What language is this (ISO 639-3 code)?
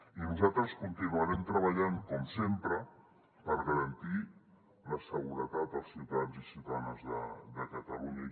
cat